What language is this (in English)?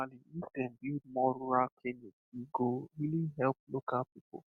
Nigerian Pidgin